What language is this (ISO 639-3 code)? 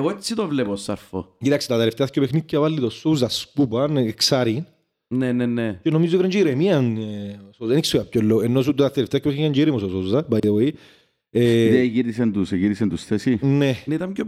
ell